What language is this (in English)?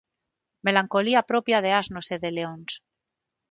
Galician